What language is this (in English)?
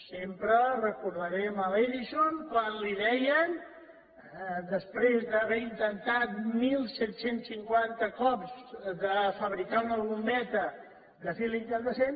Catalan